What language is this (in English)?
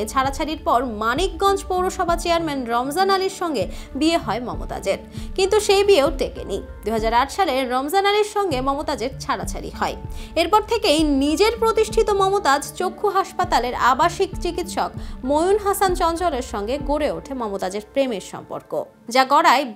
Bangla